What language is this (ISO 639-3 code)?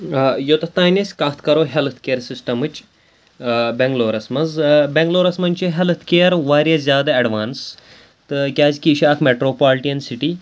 kas